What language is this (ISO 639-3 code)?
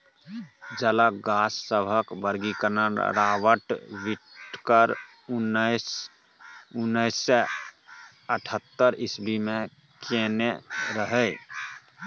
mai